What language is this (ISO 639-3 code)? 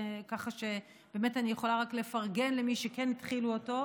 heb